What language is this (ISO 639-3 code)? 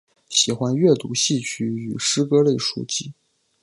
zho